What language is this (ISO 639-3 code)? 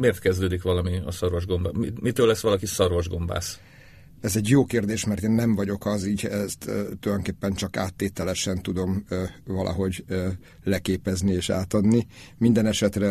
hun